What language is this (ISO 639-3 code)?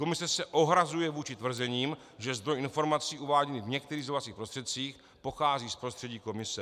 ces